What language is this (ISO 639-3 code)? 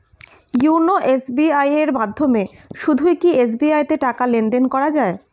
ben